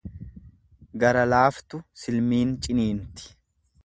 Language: Oromo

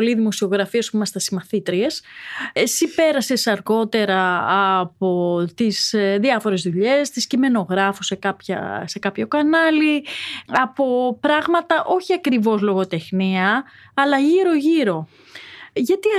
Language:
Greek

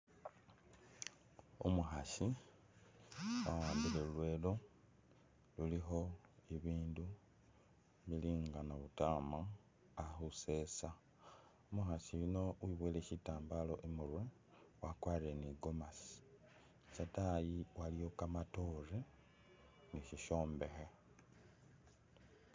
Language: Masaaba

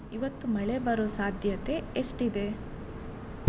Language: Kannada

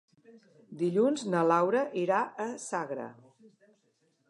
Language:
Catalan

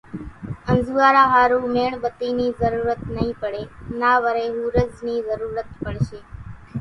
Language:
Kachi Koli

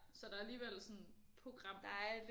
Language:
Danish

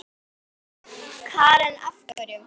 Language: Icelandic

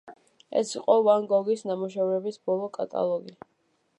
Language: Georgian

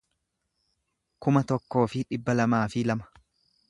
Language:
Oromo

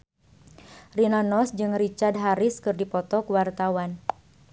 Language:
Sundanese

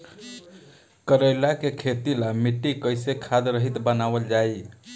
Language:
Bhojpuri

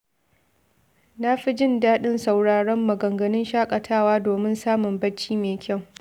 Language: Hausa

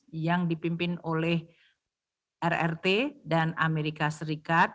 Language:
Indonesian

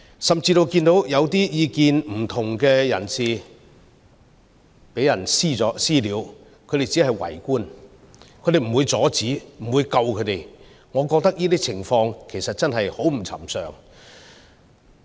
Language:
Cantonese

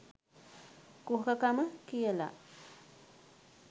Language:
Sinhala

